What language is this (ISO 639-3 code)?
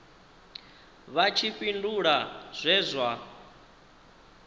ven